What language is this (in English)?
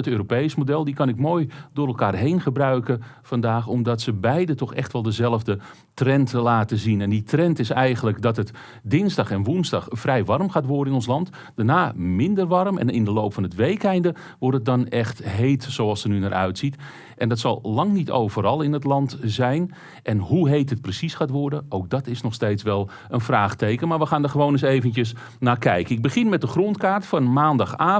Dutch